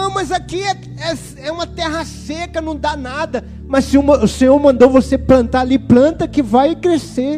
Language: Portuguese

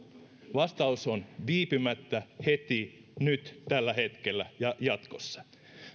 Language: Finnish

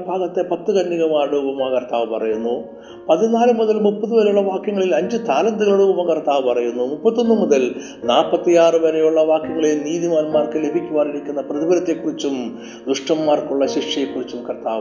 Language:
Malayalam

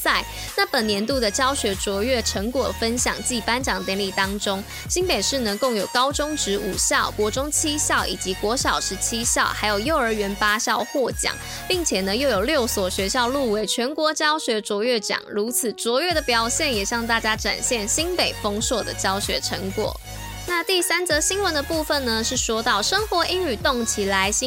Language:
Chinese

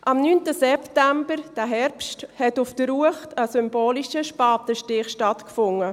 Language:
Swiss German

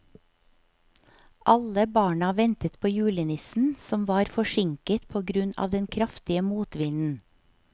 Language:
Norwegian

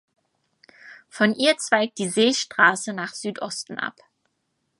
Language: German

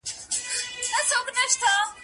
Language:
Pashto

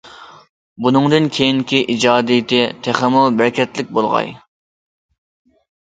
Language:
Uyghur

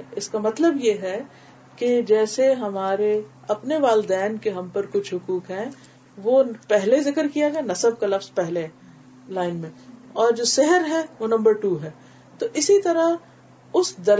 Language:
Urdu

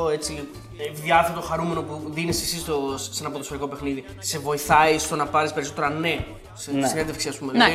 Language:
Greek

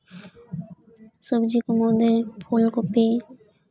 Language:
Santali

